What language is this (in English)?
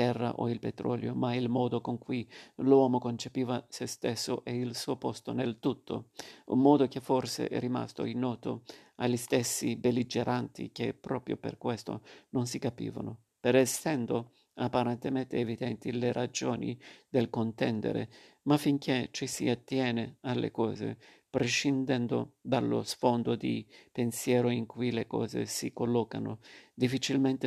Italian